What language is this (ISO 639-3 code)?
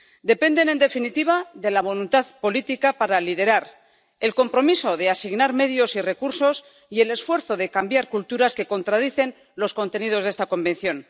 spa